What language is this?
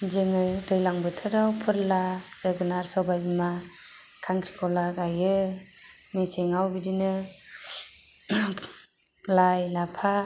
Bodo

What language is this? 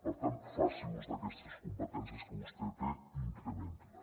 Catalan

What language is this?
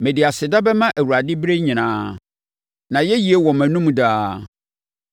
Akan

